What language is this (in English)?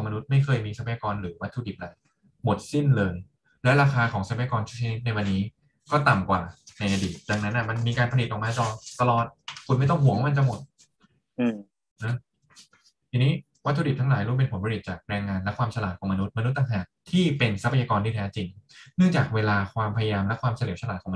Thai